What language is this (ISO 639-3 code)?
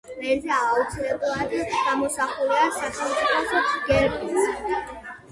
kat